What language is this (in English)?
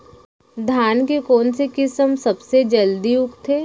Chhattisgarhi